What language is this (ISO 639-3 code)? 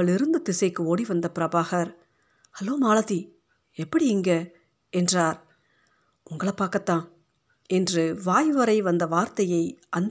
tam